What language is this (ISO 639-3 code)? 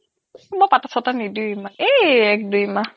asm